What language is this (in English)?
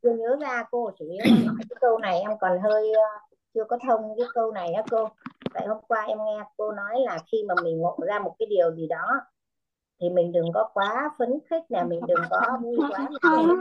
Vietnamese